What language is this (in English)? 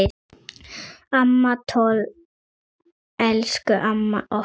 Icelandic